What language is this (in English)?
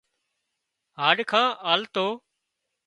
Wadiyara Koli